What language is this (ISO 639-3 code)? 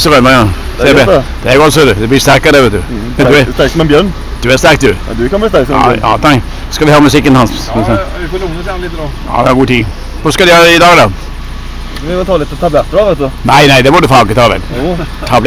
swe